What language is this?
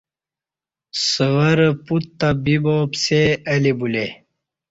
Kati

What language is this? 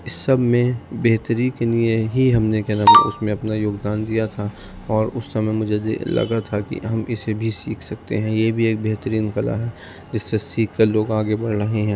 Urdu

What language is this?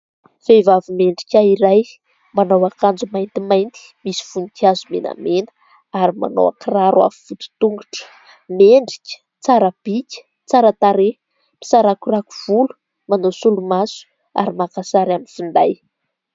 Malagasy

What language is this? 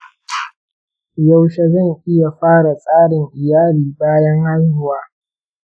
Hausa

